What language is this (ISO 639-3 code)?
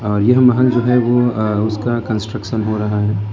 hin